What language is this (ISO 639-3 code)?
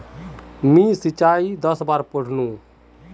mag